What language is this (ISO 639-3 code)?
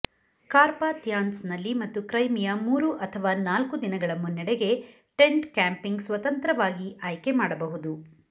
kan